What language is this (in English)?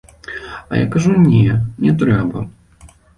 Belarusian